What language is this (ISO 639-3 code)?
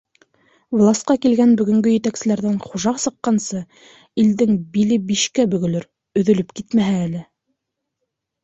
bak